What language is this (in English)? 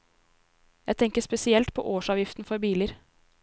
Norwegian